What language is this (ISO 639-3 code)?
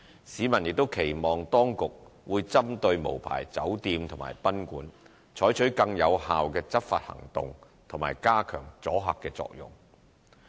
yue